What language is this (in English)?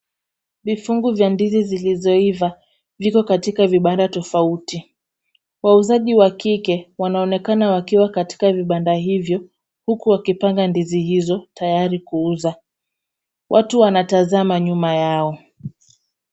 Swahili